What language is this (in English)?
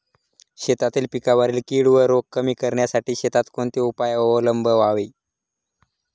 Marathi